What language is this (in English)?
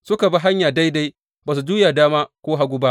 Hausa